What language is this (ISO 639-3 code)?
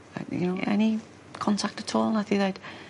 cym